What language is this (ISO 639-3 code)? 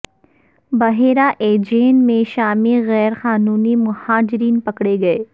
urd